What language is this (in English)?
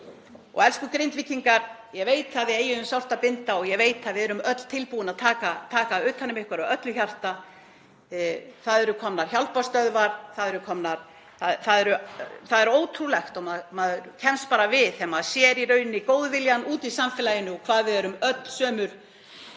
Icelandic